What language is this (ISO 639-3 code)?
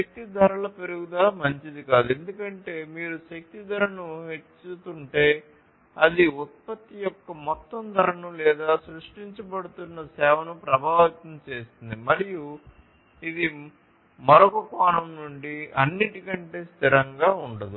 tel